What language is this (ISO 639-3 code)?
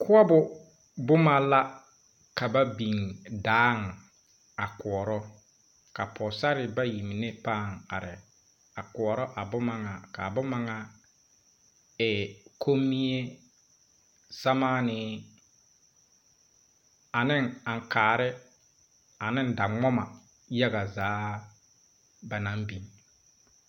dga